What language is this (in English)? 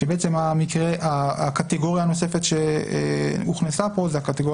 Hebrew